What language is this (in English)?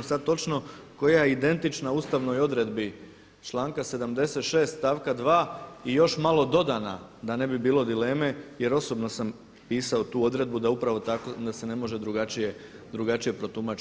Croatian